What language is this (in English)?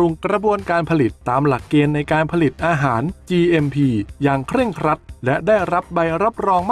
Thai